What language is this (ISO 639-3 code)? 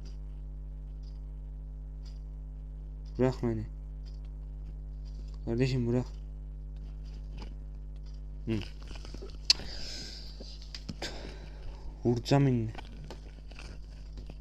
tur